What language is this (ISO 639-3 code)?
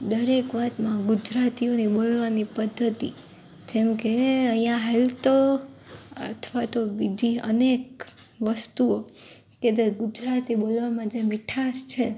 guj